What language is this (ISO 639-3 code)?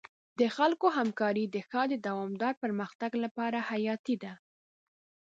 pus